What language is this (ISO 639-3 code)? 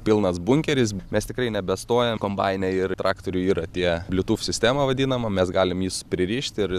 lit